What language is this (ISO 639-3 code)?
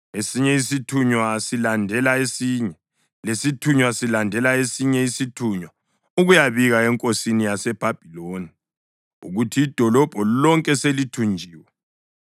nde